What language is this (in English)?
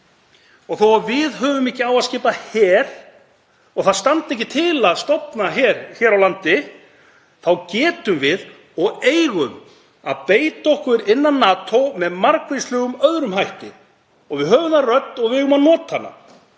Icelandic